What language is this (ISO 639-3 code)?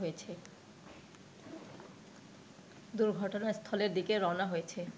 ben